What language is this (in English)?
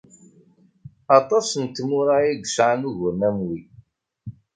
Kabyle